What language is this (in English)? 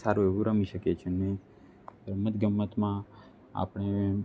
Gujarati